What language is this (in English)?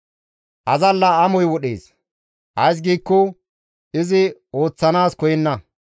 Gamo